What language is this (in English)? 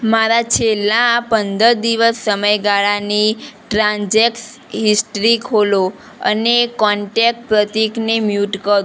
Gujarati